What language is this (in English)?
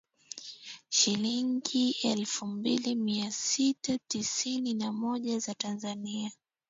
Swahili